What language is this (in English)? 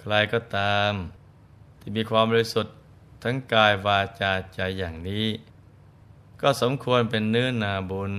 Thai